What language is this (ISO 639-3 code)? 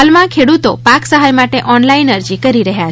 guj